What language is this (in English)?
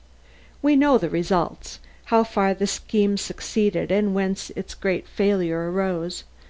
English